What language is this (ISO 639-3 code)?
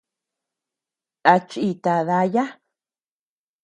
cux